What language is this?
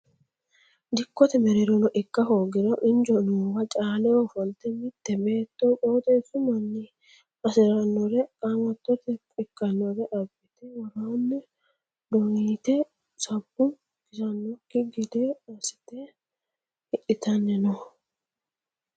Sidamo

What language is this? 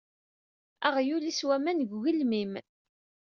Kabyle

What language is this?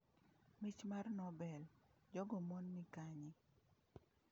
Luo (Kenya and Tanzania)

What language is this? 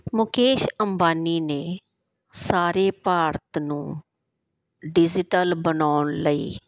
Punjabi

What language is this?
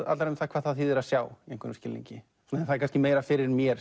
Icelandic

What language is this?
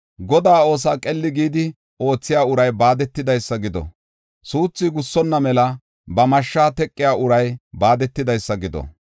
Gofa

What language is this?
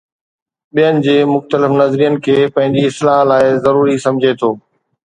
Sindhi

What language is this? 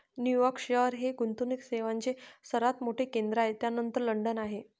Marathi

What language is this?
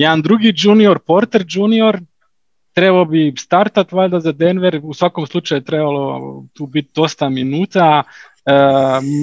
Croatian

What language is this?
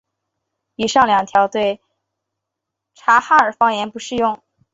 Chinese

